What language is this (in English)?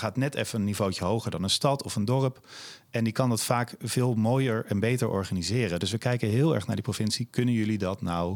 Dutch